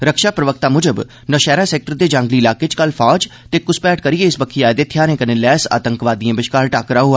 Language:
Dogri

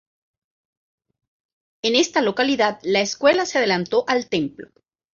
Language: Spanish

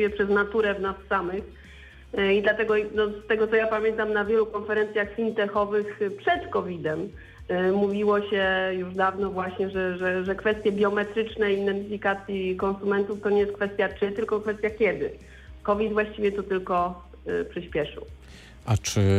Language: Polish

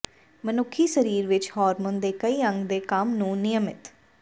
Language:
Punjabi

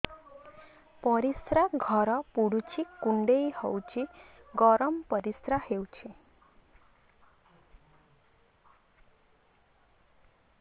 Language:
Odia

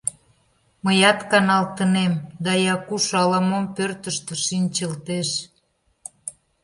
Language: Mari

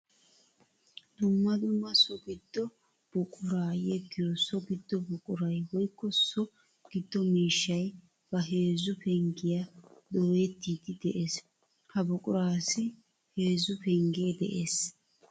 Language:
Wolaytta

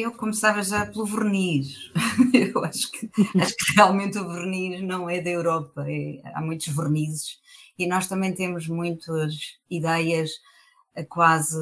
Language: Portuguese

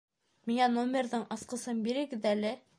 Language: Bashkir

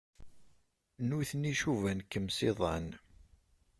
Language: Kabyle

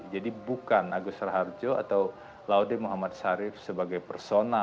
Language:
Indonesian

